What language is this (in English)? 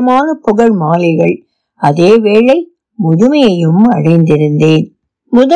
Tamil